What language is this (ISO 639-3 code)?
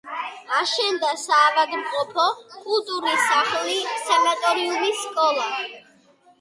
kat